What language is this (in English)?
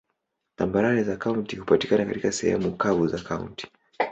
Swahili